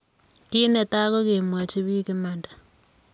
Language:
Kalenjin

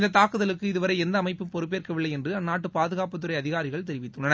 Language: Tamil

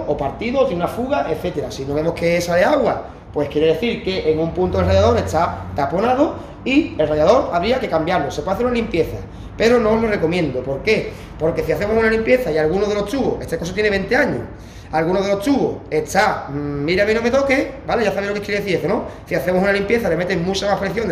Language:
Spanish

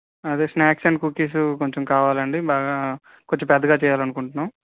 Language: Telugu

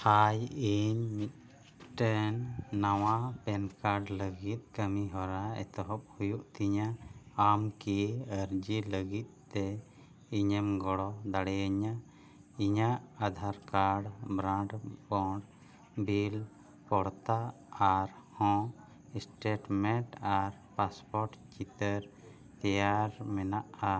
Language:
Santali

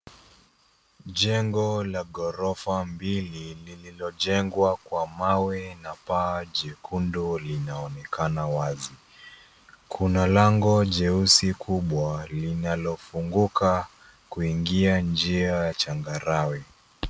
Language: Swahili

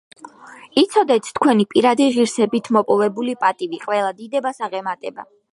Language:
Georgian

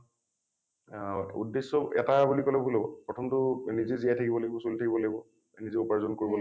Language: Assamese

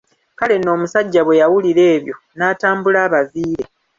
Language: Ganda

